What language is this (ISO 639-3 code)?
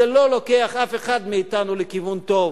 heb